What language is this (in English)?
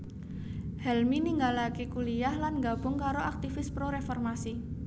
Javanese